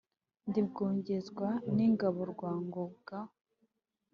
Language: Kinyarwanda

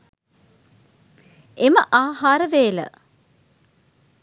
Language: Sinhala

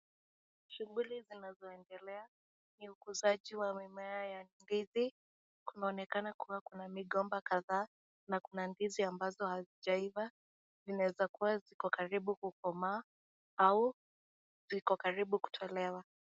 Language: Swahili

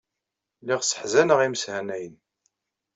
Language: Kabyle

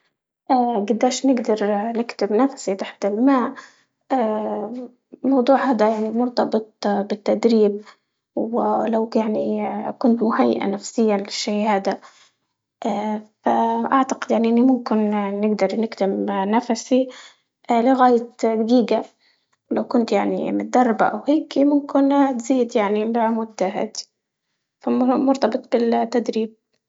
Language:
Libyan Arabic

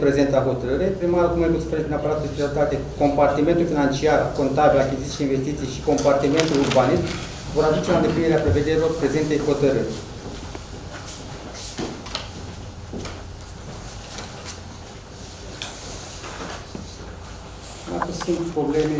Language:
Romanian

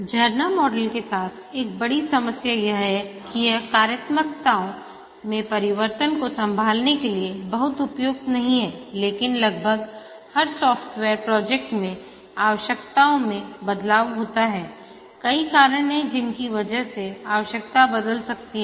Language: Hindi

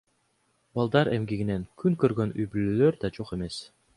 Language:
Kyrgyz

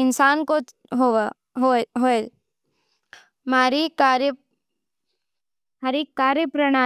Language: Nimadi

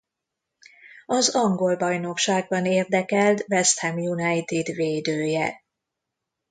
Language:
Hungarian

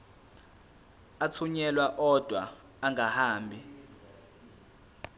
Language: Zulu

